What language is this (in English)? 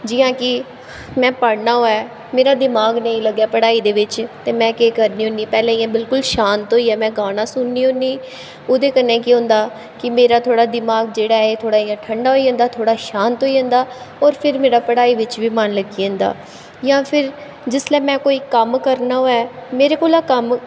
Dogri